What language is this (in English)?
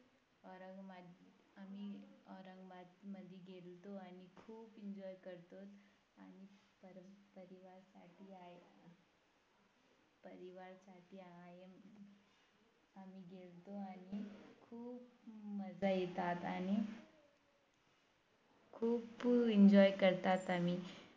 Marathi